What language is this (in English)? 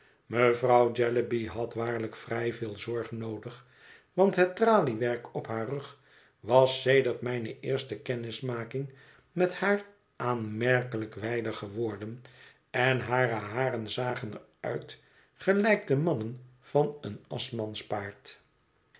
Dutch